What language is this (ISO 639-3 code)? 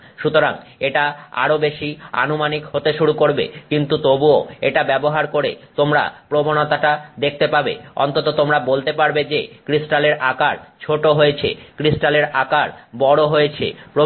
ben